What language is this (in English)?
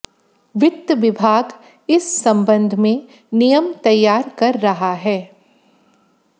Hindi